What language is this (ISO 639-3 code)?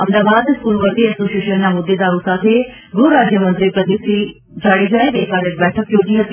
guj